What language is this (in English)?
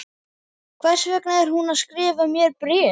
Icelandic